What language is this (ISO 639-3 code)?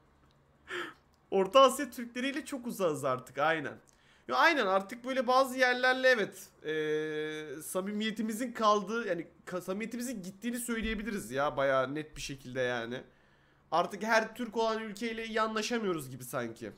tur